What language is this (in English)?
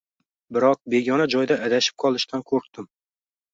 Uzbek